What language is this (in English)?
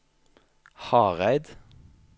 Norwegian